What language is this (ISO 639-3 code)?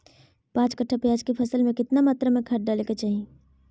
mag